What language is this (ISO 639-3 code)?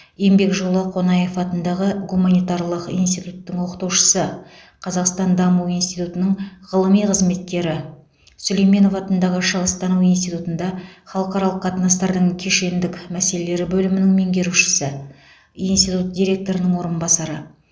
kaz